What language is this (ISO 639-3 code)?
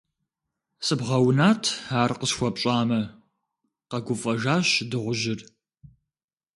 kbd